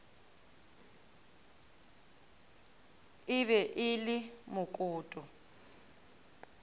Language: Northern Sotho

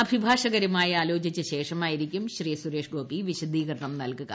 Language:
Malayalam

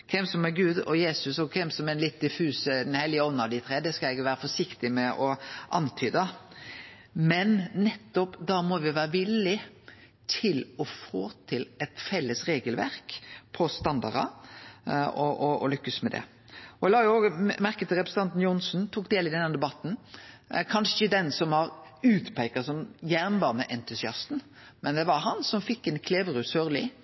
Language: Norwegian Nynorsk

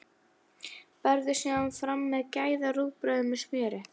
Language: Icelandic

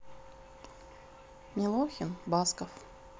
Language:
Russian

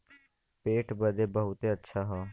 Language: Bhojpuri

